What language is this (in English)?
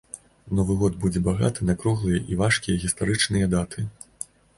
Belarusian